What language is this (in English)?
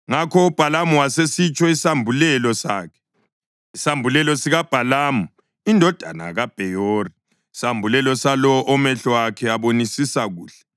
North Ndebele